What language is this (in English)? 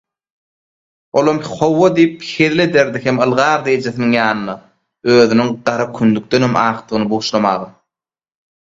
Turkmen